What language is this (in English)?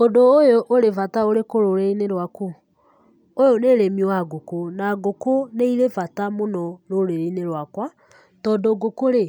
Kikuyu